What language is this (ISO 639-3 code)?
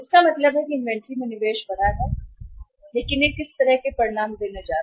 hin